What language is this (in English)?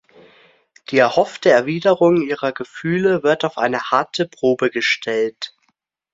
German